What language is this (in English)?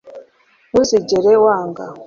Kinyarwanda